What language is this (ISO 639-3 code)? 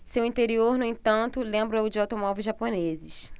por